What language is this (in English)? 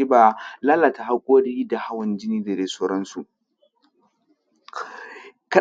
Hausa